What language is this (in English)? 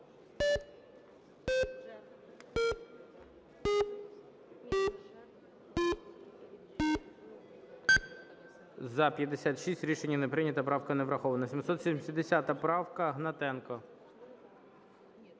Ukrainian